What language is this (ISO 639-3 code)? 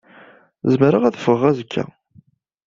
kab